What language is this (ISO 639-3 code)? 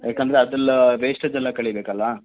kan